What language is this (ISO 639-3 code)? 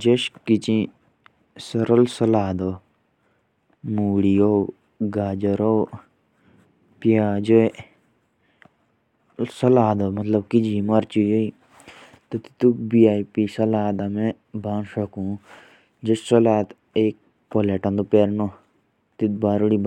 jns